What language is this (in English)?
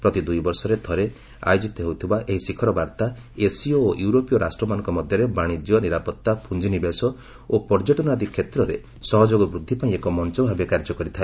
Odia